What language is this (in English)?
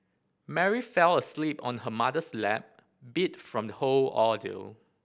English